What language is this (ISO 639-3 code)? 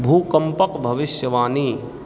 mai